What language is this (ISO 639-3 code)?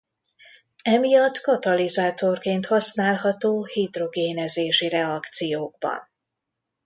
hun